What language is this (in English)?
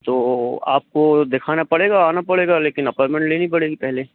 Hindi